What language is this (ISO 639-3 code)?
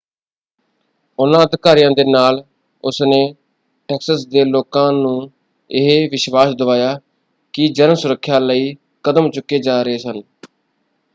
pan